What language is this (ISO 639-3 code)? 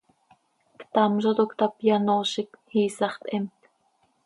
sei